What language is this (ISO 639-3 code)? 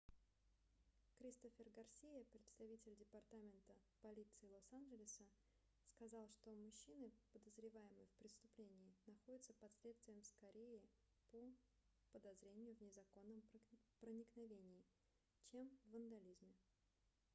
rus